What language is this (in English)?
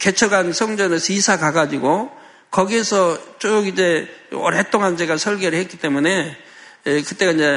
Korean